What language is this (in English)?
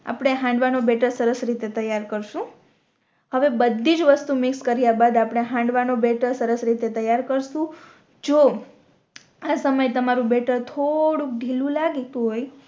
Gujarati